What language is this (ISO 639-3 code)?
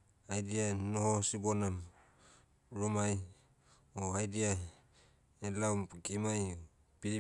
meu